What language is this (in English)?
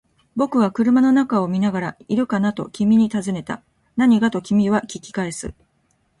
Japanese